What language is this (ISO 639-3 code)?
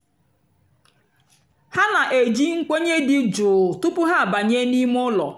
ibo